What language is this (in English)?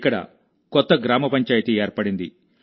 Telugu